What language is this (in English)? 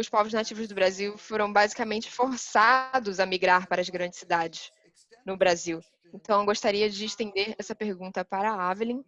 Portuguese